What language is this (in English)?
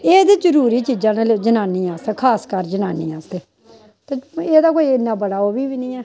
Dogri